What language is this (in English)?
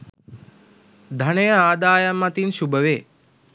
Sinhala